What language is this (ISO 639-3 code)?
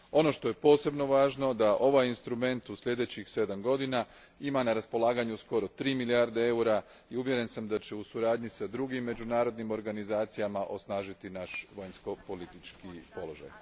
hrv